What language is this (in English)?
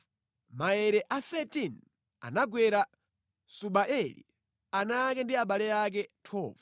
Nyanja